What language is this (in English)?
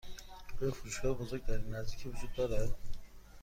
Persian